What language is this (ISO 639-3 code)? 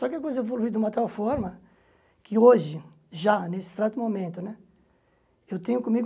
por